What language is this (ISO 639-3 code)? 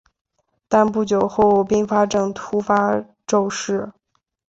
zho